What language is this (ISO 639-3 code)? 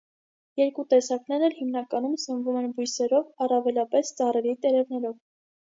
hye